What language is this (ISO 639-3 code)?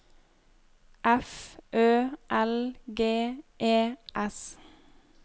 nor